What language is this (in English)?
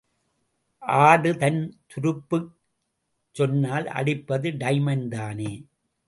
Tamil